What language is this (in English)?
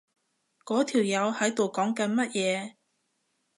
Cantonese